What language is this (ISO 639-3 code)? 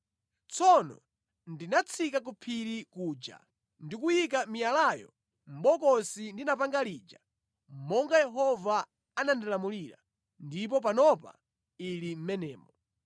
nya